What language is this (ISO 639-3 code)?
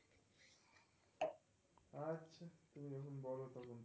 ben